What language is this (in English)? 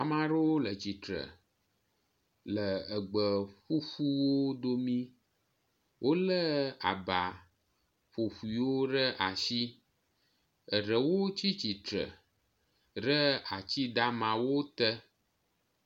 Ewe